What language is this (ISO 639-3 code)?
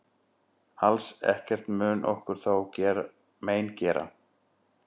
isl